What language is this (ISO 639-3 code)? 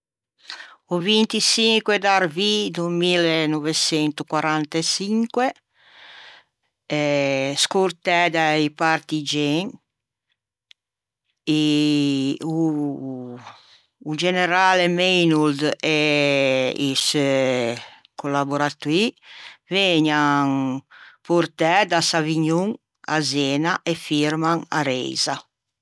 lij